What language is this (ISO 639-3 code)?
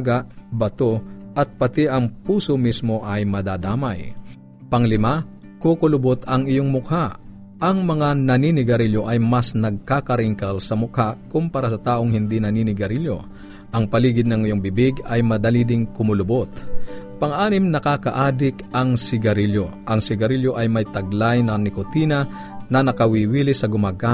fil